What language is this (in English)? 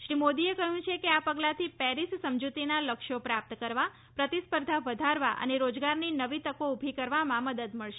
Gujarati